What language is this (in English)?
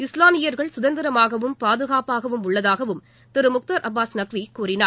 Tamil